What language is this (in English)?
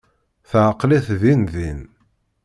Kabyle